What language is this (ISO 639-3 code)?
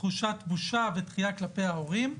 heb